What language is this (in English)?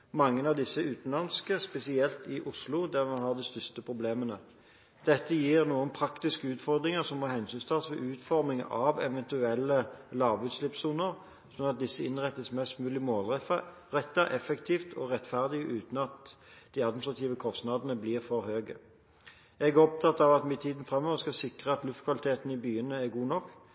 Norwegian Bokmål